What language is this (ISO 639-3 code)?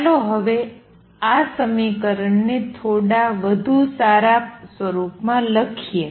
guj